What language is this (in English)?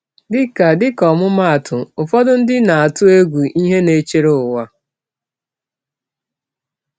Igbo